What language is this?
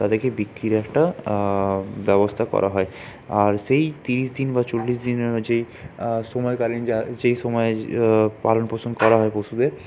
Bangla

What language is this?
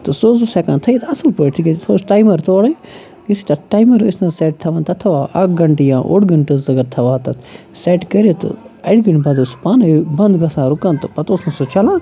Kashmiri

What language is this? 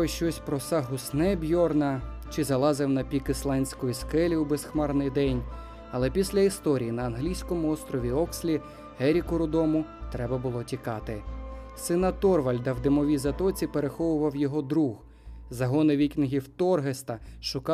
Ukrainian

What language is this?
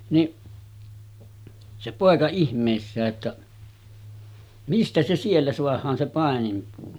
Finnish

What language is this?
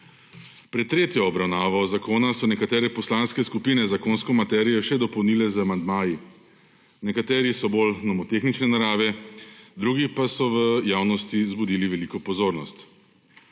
Slovenian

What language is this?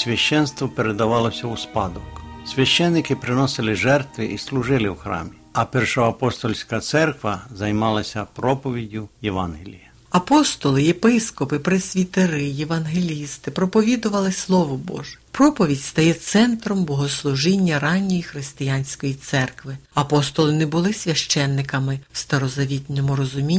Ukrainian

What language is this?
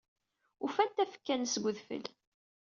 Kabyle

